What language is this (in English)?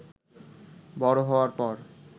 Bangla